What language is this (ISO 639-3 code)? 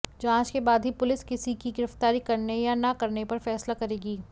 hin